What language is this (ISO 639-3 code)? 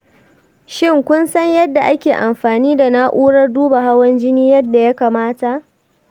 hau